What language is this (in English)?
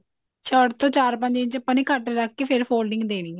Punjabi